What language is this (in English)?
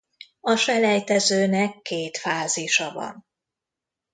Hungarian